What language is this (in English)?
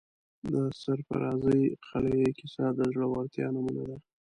Pashto